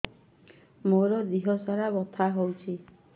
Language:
Odia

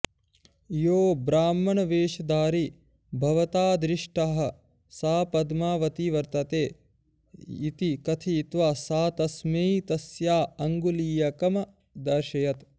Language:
Sanskrit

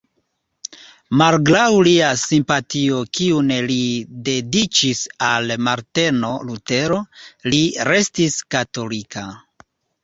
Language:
Esperanto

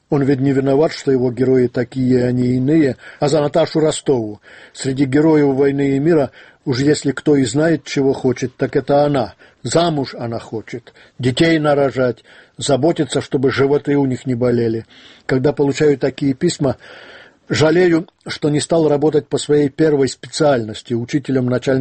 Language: Russian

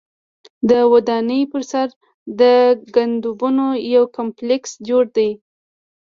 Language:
Pashto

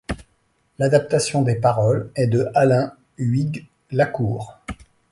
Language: French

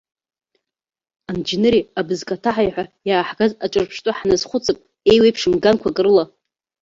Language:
Abkhazian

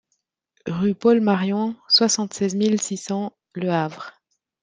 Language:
French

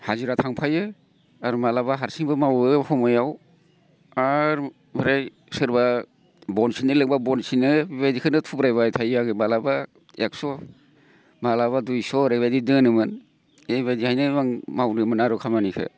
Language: Bodo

